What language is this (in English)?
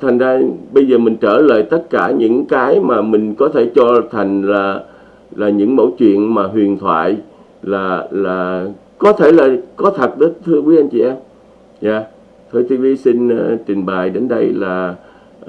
Vietnamese